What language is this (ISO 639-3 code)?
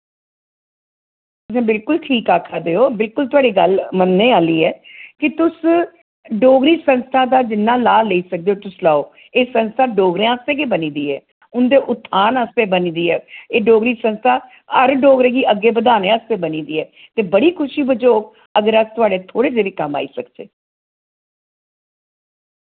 doi